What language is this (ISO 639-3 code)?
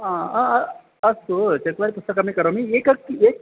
san